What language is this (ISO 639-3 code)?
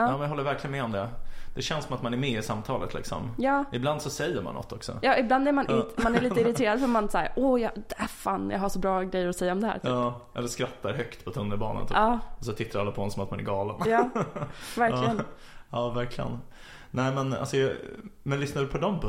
swe